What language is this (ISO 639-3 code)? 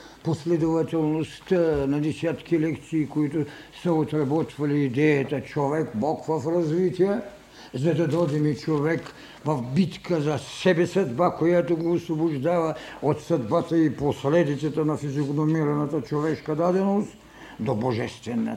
bul